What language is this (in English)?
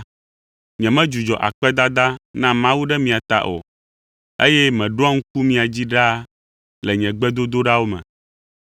Ewe